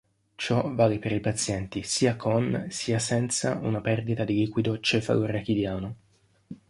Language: Italian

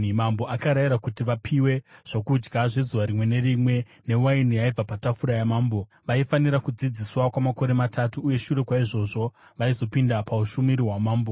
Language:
Shona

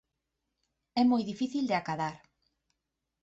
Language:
Galician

